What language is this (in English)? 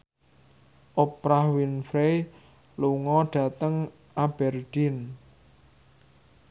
Javanese